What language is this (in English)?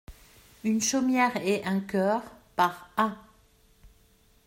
French